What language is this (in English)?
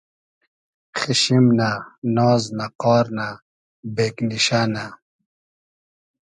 Hazaragi